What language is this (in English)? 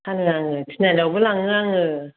Bodo